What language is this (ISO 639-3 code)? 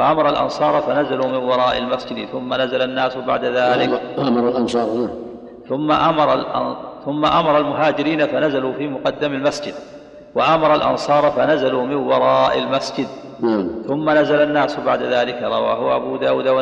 ara